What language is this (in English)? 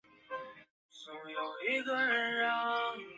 Chinese